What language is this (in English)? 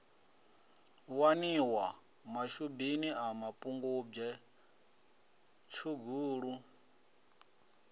Venda